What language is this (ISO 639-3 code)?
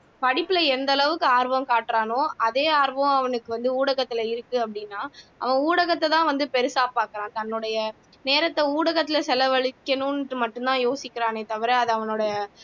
tam